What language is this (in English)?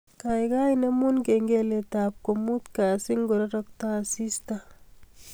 Kalenjin